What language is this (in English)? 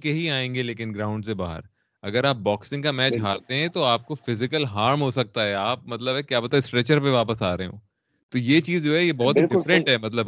Urdu